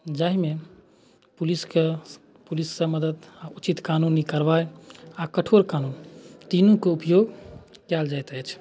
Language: Maithili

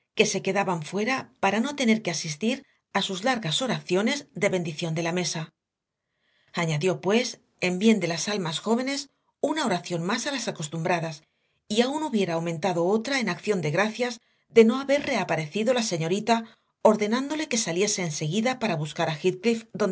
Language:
Spanish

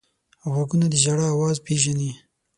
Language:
Pashto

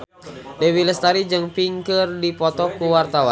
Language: Sundanese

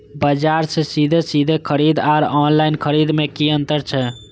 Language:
Maithili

